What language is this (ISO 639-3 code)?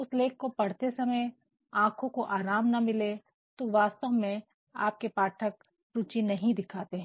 hin